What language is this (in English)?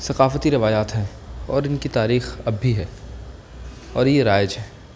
Urdu